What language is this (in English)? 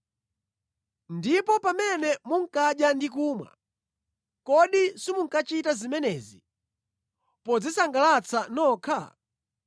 Nyanja